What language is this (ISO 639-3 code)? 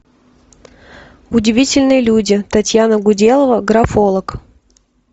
rus